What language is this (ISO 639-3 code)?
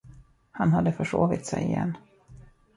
swe